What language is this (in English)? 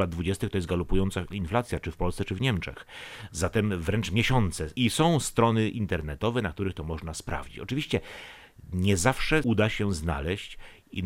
Polish